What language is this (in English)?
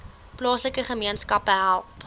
Afrikaans